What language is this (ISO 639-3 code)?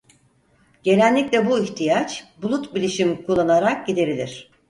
tur